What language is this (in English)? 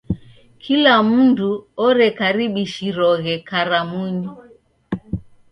Taita